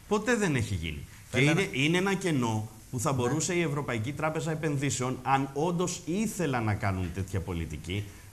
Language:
Greek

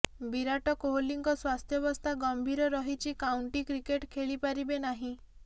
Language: Odia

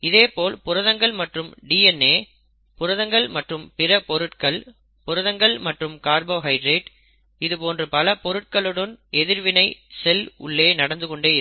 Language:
Tamil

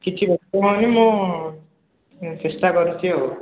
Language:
Odia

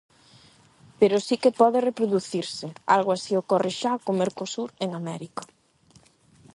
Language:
Galician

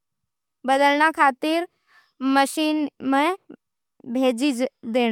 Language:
Nimadi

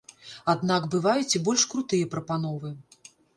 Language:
Belarusian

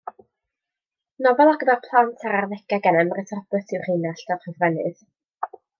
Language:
Welsh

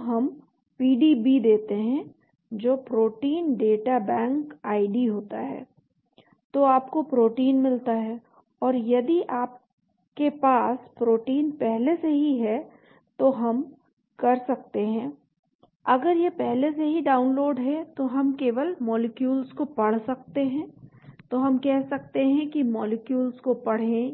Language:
Hindi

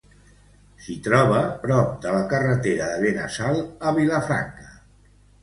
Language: Catalan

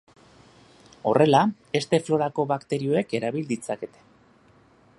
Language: Basque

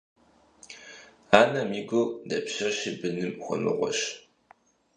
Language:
Kabardian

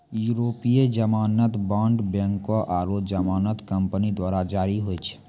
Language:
Maithili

